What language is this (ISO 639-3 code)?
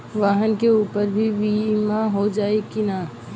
bho